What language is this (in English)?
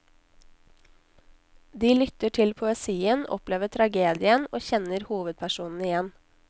Norwegian